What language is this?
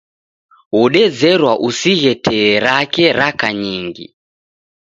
Taita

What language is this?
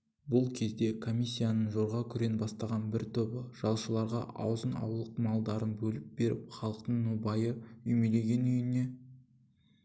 Kazakh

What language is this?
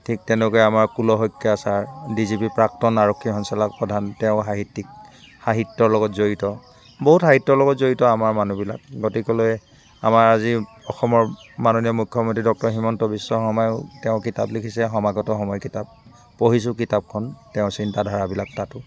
Assamese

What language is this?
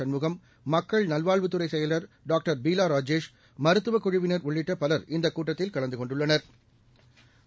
Tamil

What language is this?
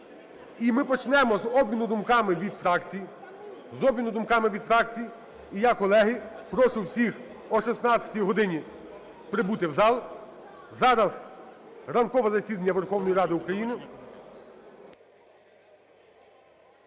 Ukrainian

